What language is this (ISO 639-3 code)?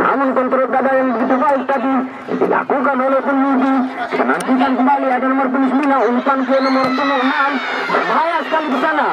ind